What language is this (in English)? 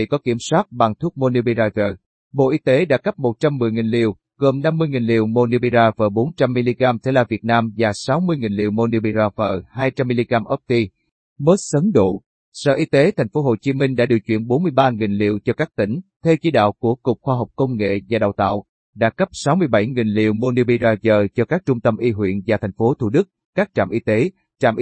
Vietnamese